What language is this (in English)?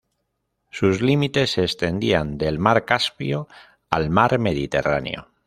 Spanish